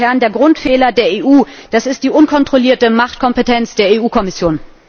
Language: German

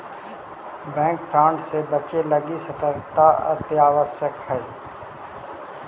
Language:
Magahi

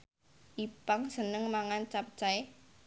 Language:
Javanese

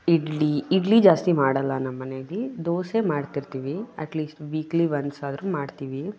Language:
Kannada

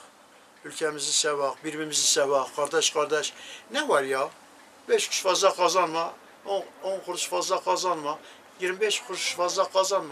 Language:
Turkish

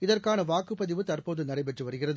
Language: Tamil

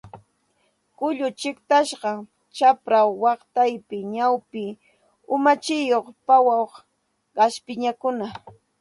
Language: Santa Ana de Tusi Pasco Quechua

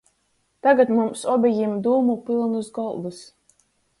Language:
Latgalian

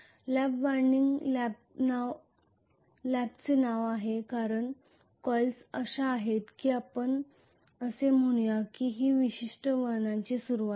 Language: Marathi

